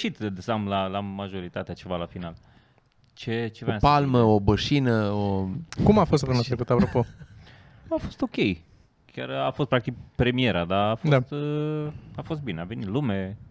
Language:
Romanian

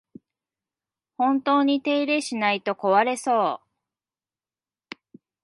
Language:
Japanese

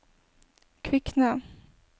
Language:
Norwegian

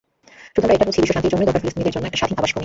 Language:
Bangla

